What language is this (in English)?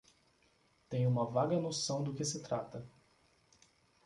Portuguese